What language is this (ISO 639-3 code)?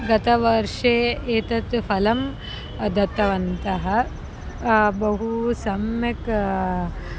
san